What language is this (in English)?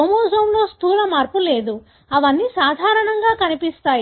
Telugu